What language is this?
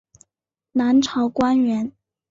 Chinese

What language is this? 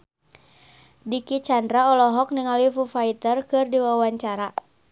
Sundanese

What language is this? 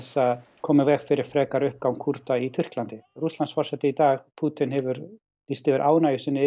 Icelandic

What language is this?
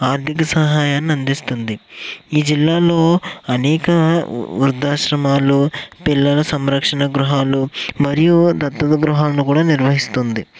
Telugu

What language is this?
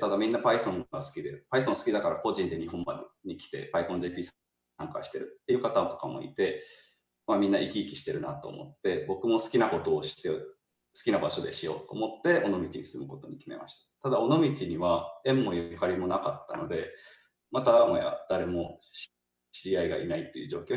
Japanese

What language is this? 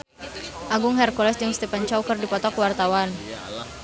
Sundanese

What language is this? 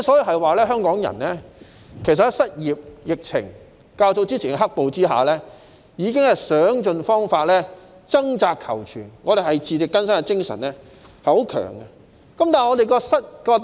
Cantonese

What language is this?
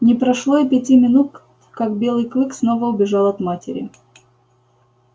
Russian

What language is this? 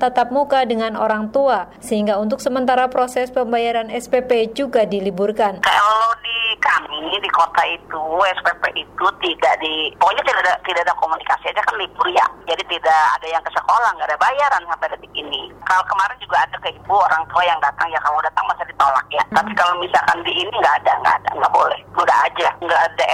Indonesian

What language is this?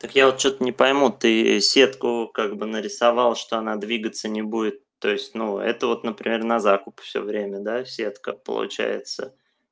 Russian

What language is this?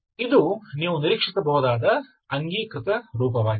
Kannada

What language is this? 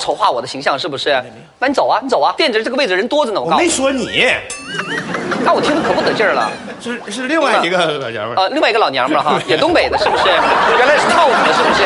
Chinese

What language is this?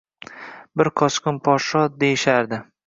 Uzbek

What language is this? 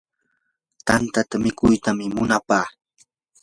Yanahuanca Pasco Quechua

